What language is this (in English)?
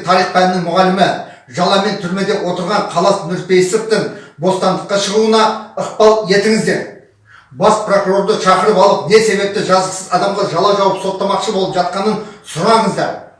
Turkish